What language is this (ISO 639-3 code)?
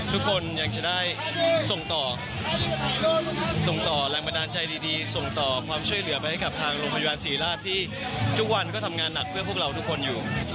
tha